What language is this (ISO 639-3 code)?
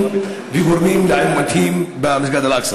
heb